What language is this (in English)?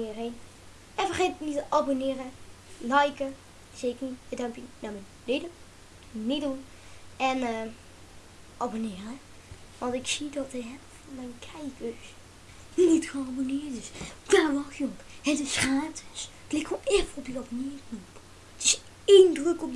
Dutch